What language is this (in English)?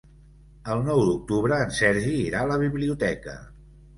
Catalan